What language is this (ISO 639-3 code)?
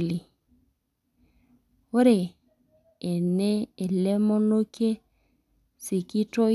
mas